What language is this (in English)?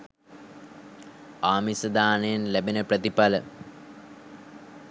Sinhala